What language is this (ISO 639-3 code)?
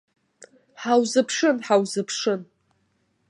abk